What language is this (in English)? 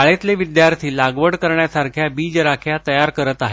Marathi